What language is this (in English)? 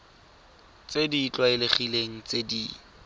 Tswana